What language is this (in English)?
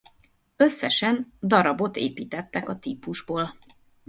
Hungarian